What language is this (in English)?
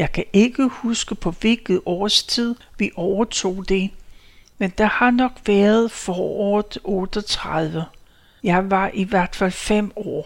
Danish